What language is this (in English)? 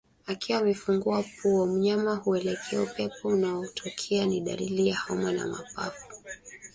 Swahili